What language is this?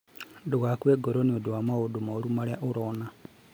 Kikuyu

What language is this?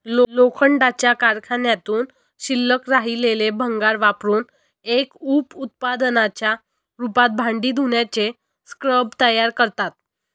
Marathi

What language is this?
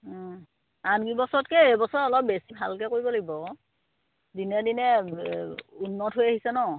Assamese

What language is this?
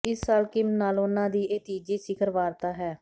Punjabi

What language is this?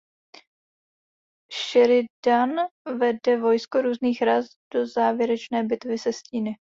Czech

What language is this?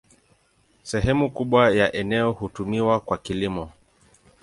Swahili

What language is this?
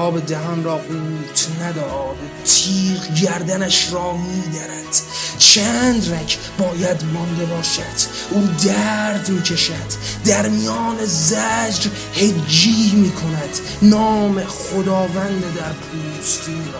Persian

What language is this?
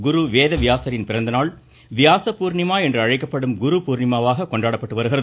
Tamil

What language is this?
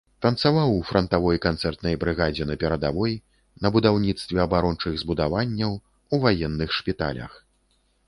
Belarusian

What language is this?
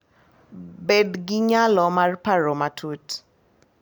Luo (Kenya and Tanzania)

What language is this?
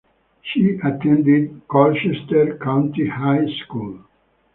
English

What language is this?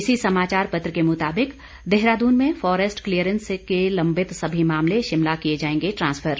Hindi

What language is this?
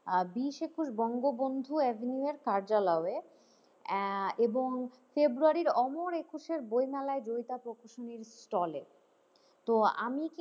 Bangla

